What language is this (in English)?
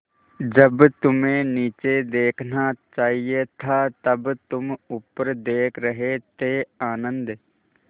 Hindi